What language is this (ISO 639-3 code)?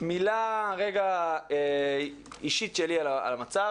heb